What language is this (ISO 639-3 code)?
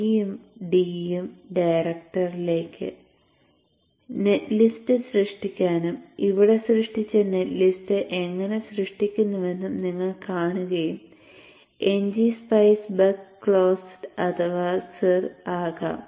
mal